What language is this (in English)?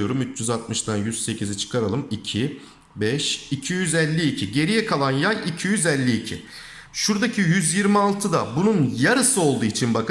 Turkish